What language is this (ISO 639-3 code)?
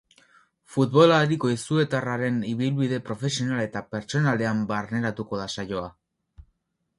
eus